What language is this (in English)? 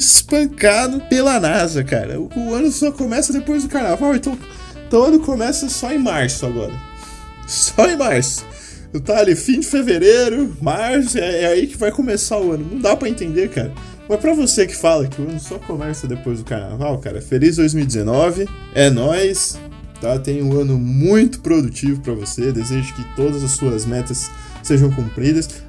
Portuguese